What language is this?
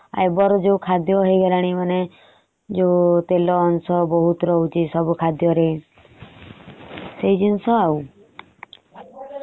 Odia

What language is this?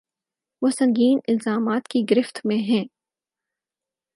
Urdu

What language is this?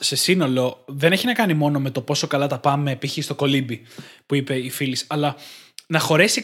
Greek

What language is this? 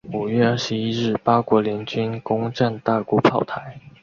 Chinese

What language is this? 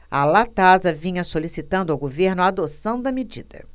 Portuguese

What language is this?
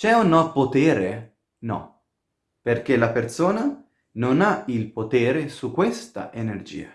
Italian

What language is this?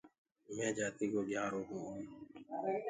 Gurgula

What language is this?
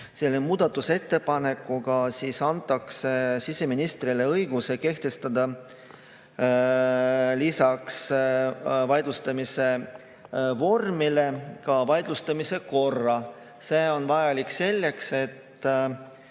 Estonian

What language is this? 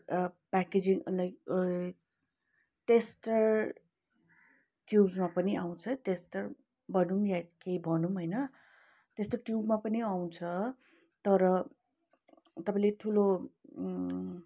Nepali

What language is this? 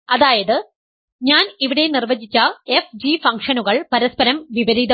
Malayalam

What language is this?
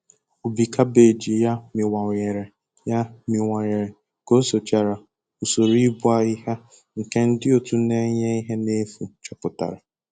Igbo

